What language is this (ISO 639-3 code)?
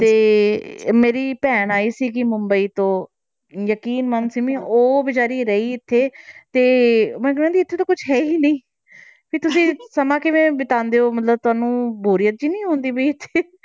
pan